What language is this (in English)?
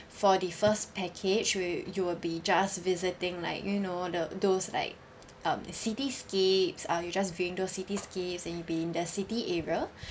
English